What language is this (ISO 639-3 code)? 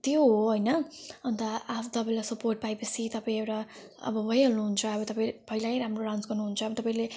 nep